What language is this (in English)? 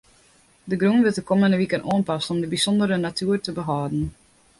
Western Frisian